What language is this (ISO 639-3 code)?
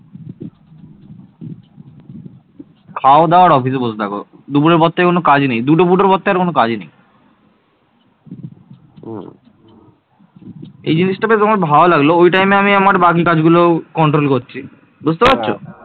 ben